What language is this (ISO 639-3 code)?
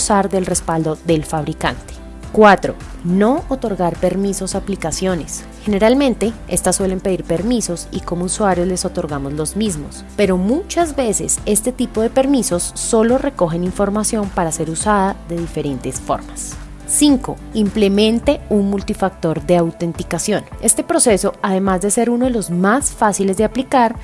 spa